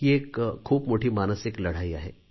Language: Marathi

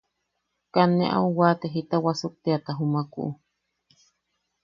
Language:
Yaqui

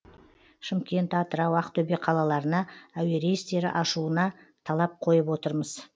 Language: Kazakh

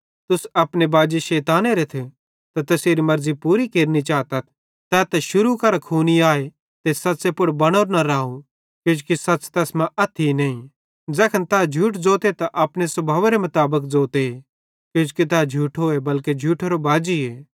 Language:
Bhadrawahi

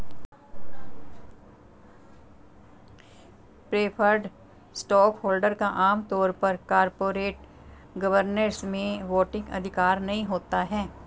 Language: Hindi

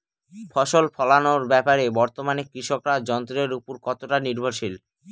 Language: Bangla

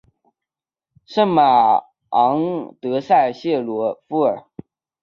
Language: Chinese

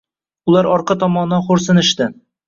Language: Uzbek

